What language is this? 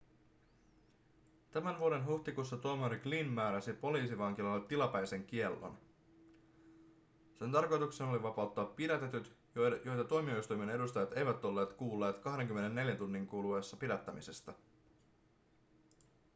Finnish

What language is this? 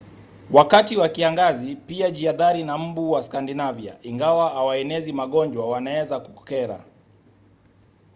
Swahili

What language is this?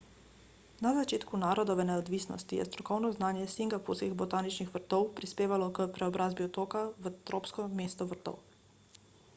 Slovenian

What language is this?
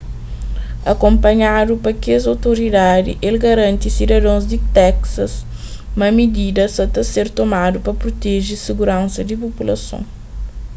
Kabuverdianu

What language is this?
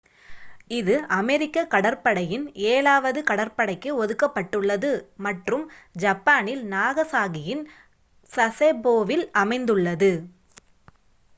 Tamil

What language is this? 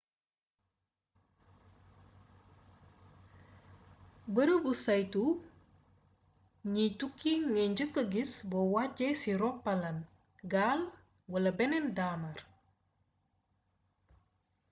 Wolof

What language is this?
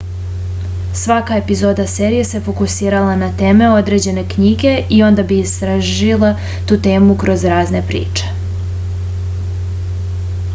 Serbian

